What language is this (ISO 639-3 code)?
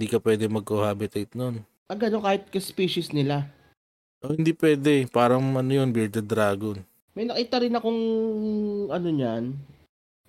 fil